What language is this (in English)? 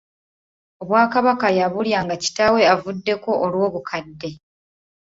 Ganda